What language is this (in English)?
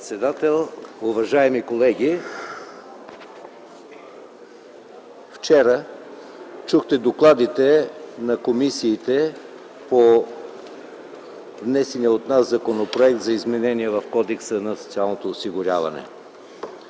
Bulgarian